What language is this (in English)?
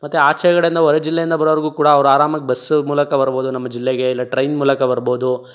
Kannada